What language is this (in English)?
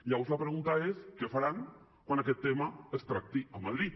Catalan